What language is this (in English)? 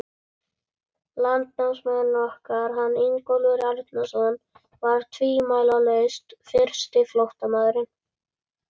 Icelandic